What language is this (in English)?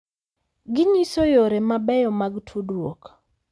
Luo (Kenya and Tanzania)